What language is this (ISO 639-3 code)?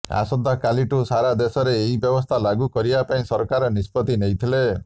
ori